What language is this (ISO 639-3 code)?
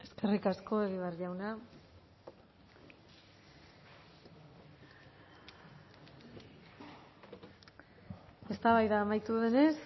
eus